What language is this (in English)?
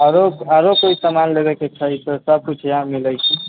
Maithili